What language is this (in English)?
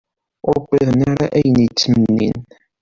Kabyle